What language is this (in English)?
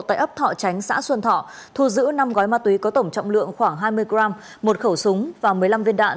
Vietnamese